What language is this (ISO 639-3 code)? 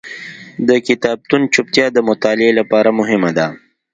pus